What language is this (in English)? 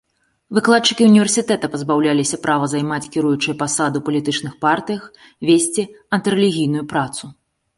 Belarusian